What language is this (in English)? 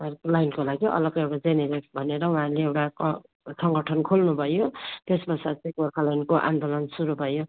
Nepali